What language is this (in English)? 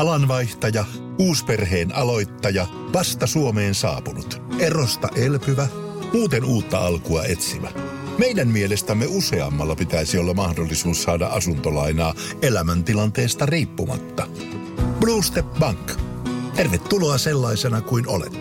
Finnish